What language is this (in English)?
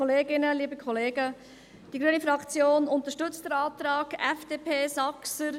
Swiss German